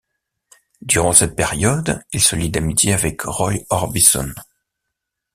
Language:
French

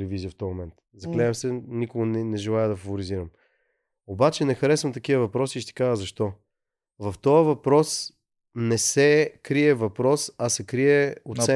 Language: Bulgarian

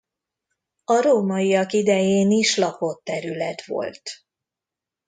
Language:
Hungarian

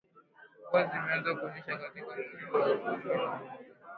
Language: Swahili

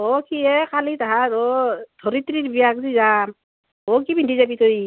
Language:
Assamese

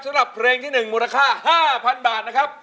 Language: Thai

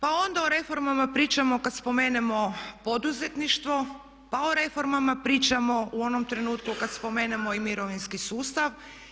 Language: Croatian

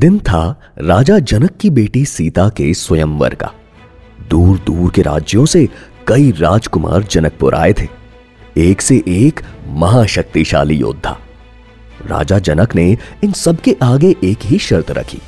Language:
Hindi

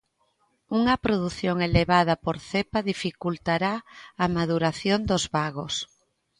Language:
Galician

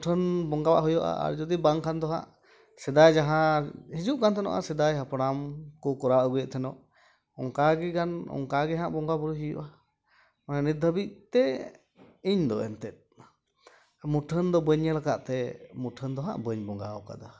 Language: Santali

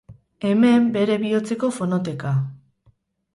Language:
Basque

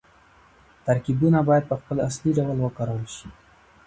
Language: Pashto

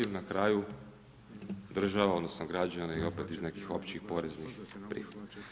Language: Croatian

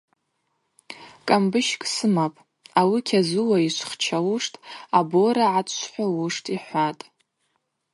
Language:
Abaza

